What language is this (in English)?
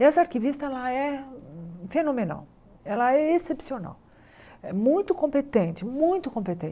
Portuguese